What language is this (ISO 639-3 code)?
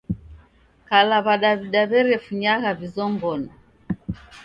dav